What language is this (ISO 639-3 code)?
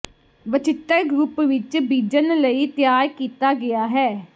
pan